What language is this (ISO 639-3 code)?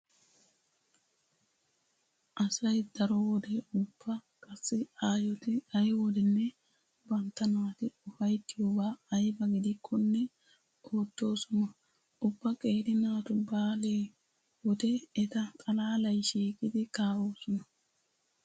wal